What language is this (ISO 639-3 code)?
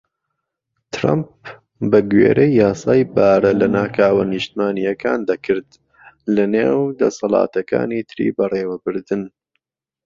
ckb